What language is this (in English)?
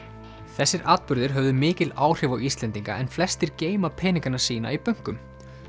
Icelandic